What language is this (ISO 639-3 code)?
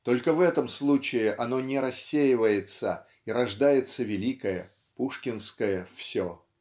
rus